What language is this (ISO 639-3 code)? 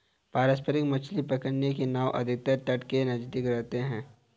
hin